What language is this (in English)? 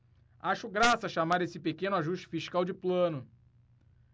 Portuguese